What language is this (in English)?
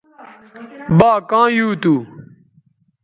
Bateri